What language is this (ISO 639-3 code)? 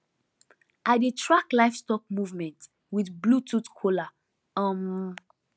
pcm